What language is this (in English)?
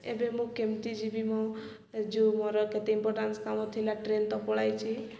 Odia